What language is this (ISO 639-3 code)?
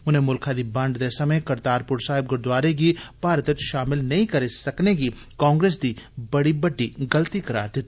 doi